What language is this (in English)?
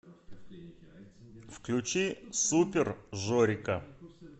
Russian